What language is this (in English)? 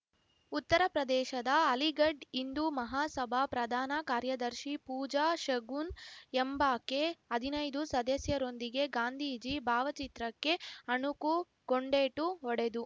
Kannada